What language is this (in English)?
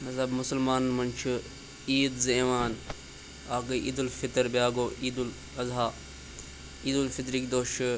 Kashmiri